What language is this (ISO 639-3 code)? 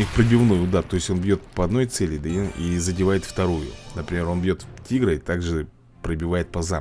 rus